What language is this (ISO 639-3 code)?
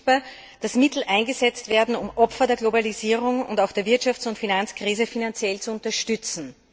deu